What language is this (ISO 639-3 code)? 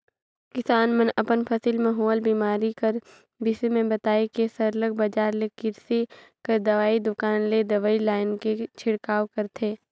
hne